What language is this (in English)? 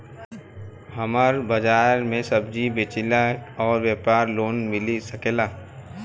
Bhojpuri